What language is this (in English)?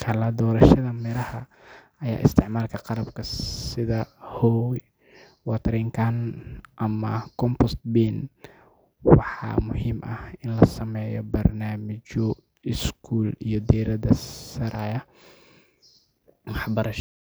Somali